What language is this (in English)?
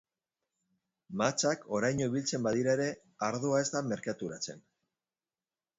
Basque